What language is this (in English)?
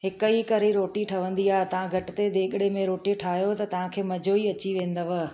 Sindhi